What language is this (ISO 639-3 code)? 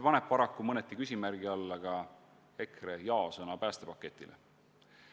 est